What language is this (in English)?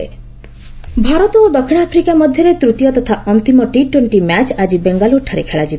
Odia